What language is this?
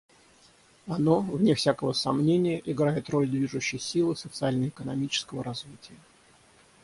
Russian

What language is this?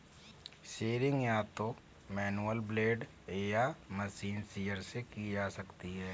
Hindi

